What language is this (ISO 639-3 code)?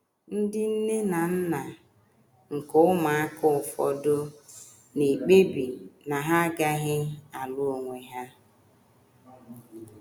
ibo